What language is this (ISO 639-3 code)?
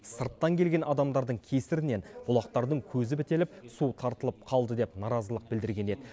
kaz